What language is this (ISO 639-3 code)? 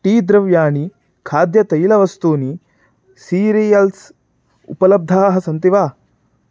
san